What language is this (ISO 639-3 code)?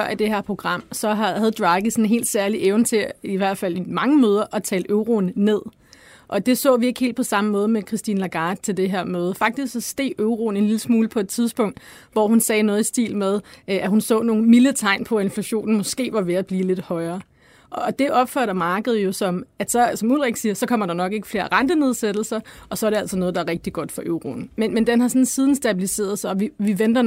dan